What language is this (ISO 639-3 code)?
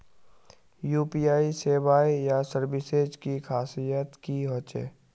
mag